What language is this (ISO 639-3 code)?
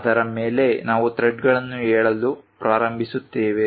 kan